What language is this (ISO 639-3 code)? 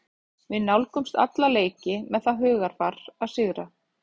isl